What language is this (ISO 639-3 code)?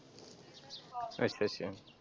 pan